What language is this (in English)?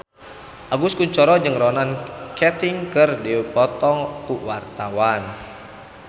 Sundanese